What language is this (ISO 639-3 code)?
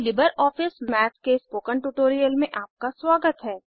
hin